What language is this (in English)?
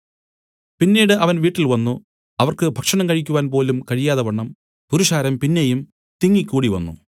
Malayalam